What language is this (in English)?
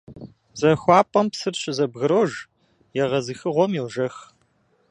Kabardian